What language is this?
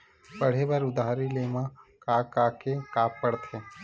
Chhattisgarhi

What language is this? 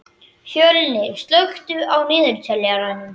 Icelandic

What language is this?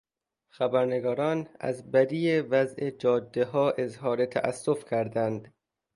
Persian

